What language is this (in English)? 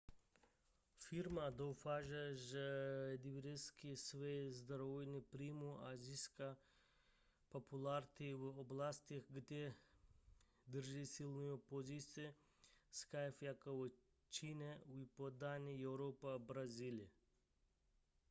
Czech